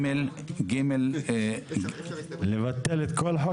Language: Hebrew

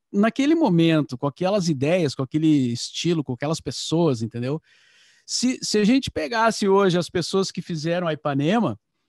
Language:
Portuguese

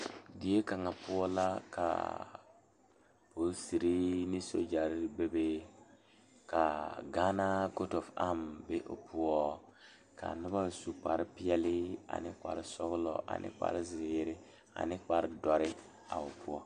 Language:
Southern Dagaare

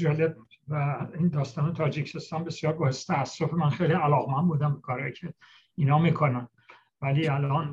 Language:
Persian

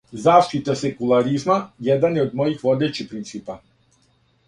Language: Serbian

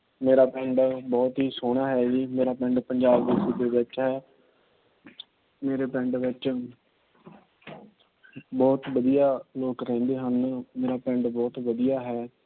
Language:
Punjabi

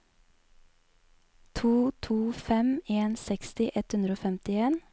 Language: Norwegian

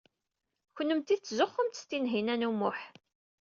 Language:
Kabyle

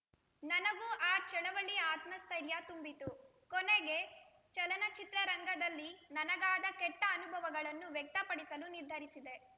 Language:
Kannada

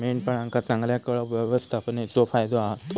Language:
Marathi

